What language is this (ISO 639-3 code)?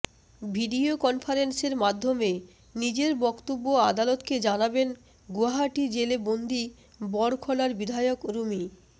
ben